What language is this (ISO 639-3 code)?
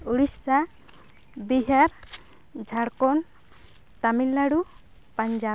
sat